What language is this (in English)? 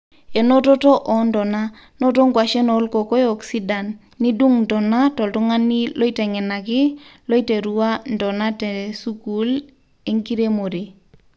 Masai